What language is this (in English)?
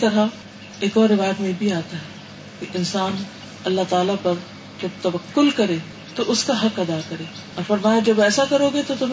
Urdu